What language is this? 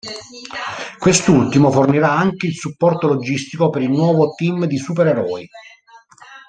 Italian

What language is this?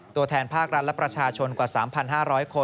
Thai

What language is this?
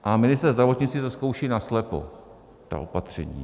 Czech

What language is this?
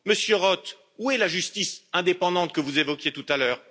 French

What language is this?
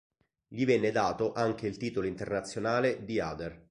Italian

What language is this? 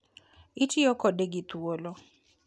Luo (Kenya and Tanzania)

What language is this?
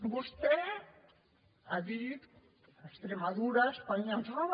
Catalan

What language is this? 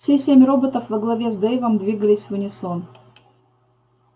Russian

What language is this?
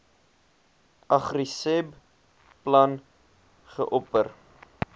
Afrikaans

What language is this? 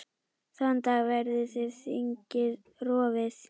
Icelandic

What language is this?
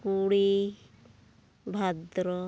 Santali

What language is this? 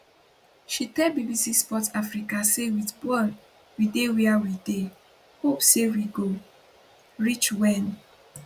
Nigerian Pidgin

